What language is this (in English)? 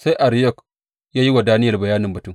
Hausa